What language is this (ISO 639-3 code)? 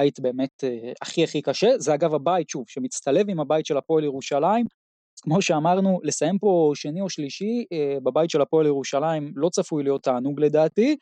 heb